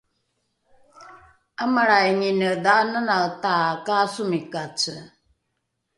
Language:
Rukai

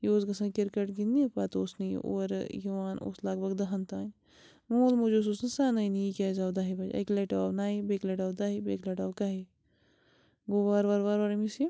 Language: Kashmiri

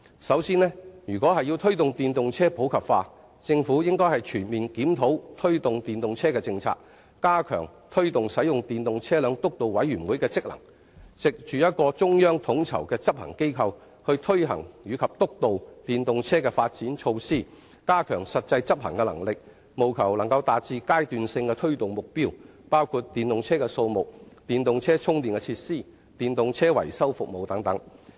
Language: Cantonese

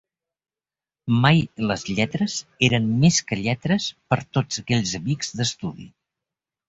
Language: Catalan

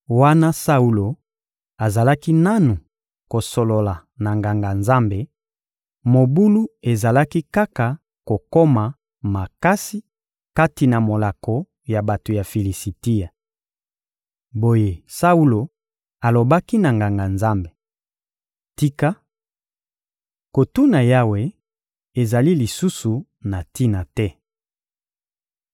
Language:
Lingala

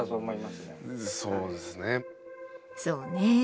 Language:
Japanese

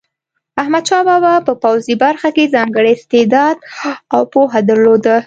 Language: Pashto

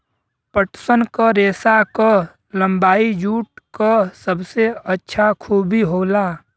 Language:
Bhojpuri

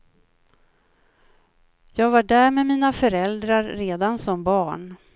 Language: Swedish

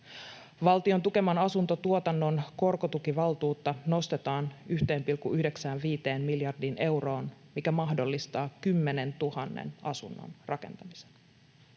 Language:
Finnish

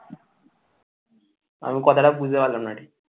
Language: Bangla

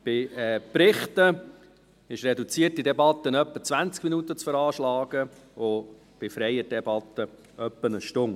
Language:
Swiss German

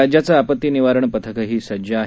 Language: Marathi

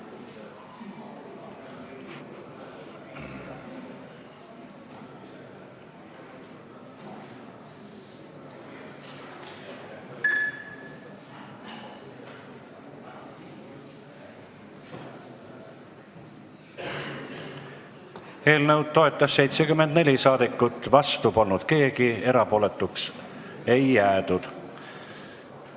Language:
Estonian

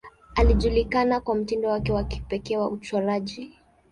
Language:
Swahili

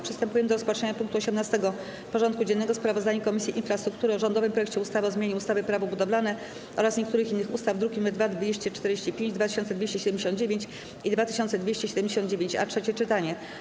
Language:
Polish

